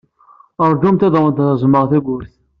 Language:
Kabyle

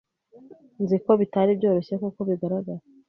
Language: Kinyarwanda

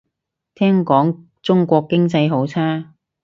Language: Cantonese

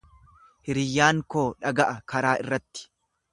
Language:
Oromo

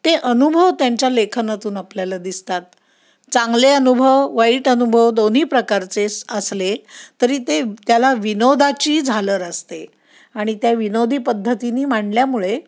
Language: Marathi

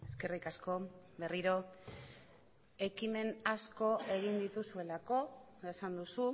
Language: Basque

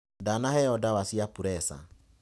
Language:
Kikuyu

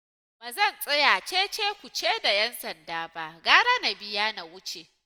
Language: Hausa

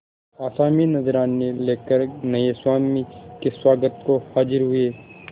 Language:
Hindi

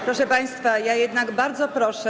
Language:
Polish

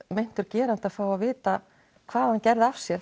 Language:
Icelandic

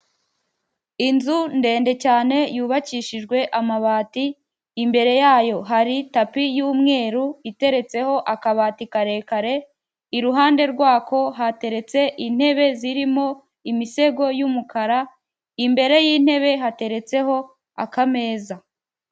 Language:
Kinyarwanda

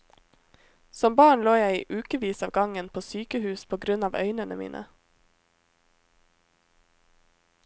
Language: Norwegian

